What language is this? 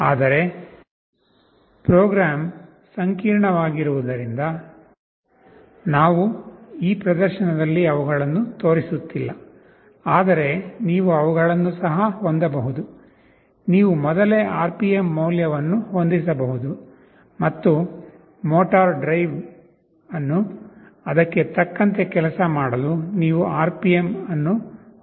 Kannada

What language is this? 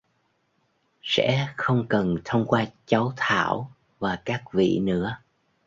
Vietnamese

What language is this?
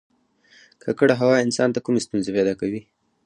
Pashto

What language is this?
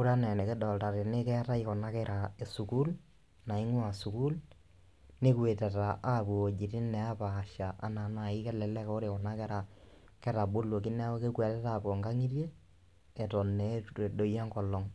Masai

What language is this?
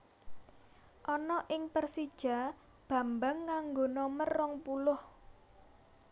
Javanese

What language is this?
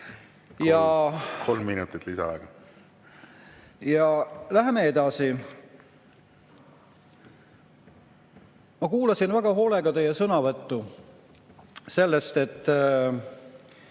Estonian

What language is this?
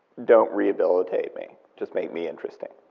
English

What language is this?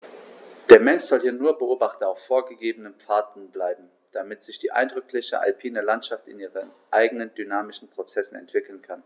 German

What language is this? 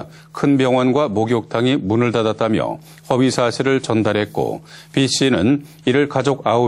Korean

